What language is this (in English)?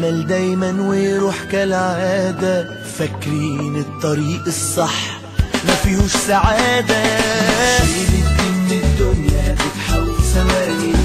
Arabic